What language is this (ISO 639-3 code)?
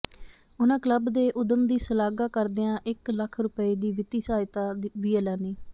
pan